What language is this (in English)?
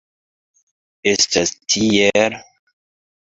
Esperanto